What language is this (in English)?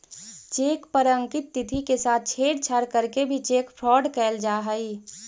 Magahi